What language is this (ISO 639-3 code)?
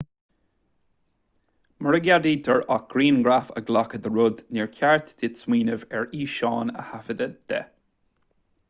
gle